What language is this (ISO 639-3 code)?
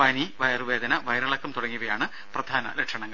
mal